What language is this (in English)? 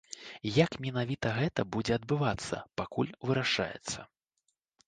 Belarusian